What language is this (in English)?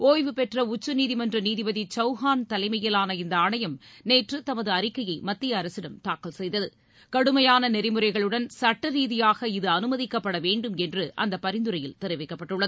Tamil